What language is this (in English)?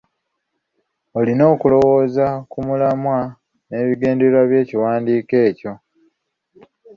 Ganda